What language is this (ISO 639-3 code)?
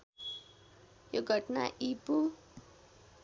nep